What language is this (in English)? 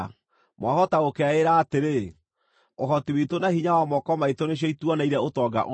Kikuyu